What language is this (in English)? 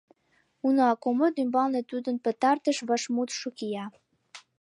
Mari